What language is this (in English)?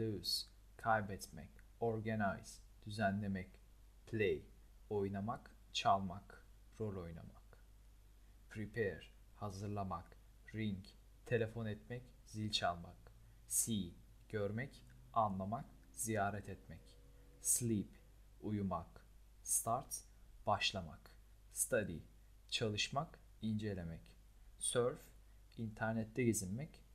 Turkish